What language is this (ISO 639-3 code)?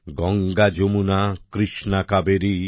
ben